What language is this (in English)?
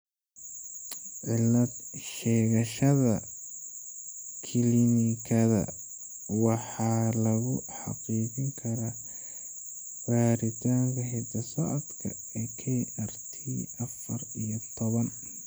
Somali